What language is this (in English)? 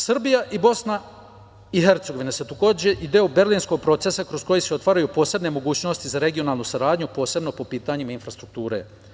Serbian